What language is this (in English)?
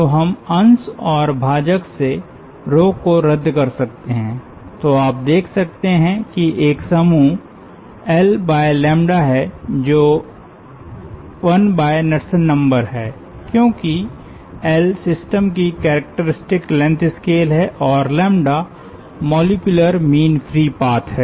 Hindi